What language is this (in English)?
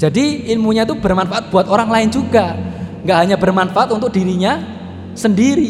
Indonesian